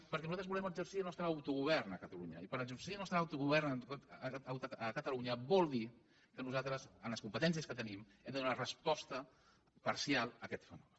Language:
Catalan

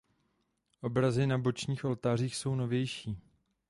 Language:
Czech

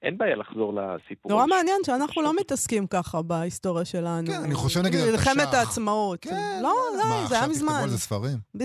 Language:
Hebrew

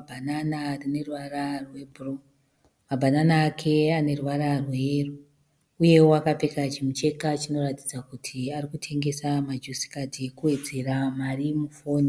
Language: Shona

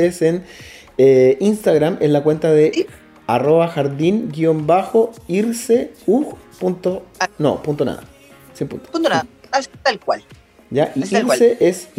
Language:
Spanish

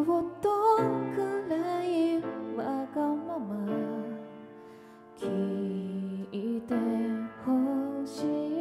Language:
Japanese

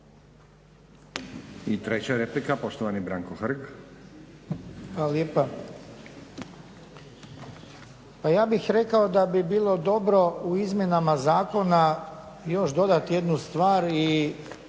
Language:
Croatian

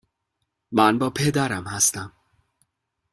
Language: Persian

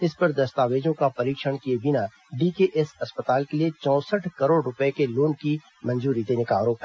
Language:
Hindi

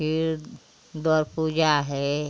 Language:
Hindi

